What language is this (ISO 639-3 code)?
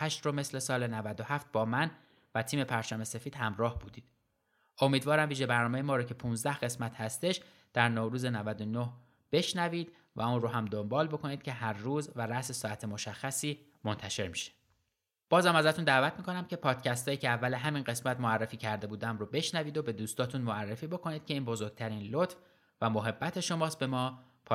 fas